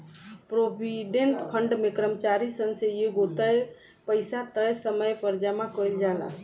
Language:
Bhojpuri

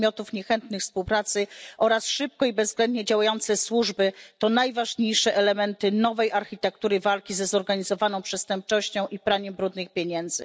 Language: Polish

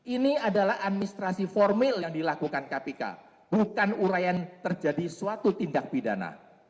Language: Indonesian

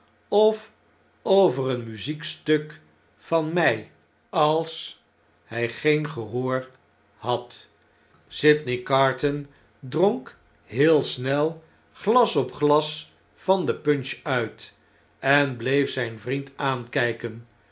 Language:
Dutch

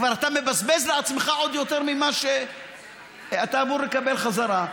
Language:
Hebrew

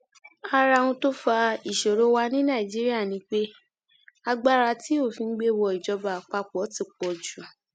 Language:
Yoruba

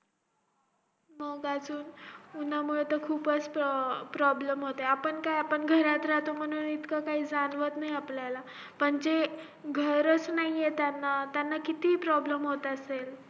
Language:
Marathi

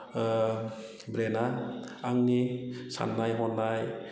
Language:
Bodo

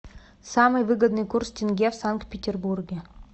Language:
Russian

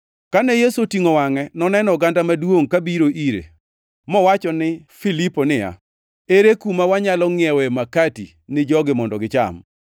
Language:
Luo (Kenya and Tanzania)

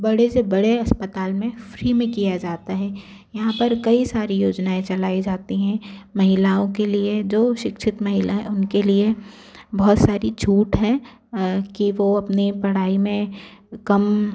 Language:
Hindi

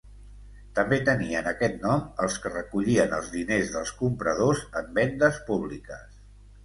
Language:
Catalan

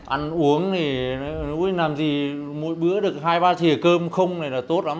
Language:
Vietnamese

